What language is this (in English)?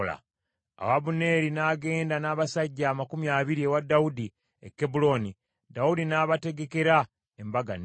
Ganda